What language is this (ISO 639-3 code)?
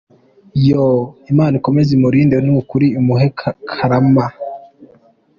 kin